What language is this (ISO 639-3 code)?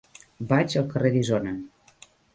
cat